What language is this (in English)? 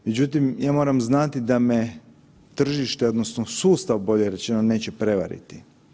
Croatian